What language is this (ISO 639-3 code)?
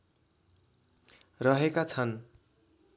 nep